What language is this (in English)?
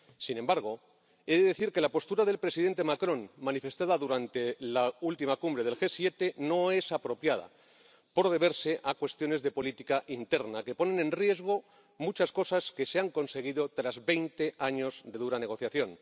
Spanish